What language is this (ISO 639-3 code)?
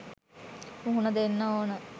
sin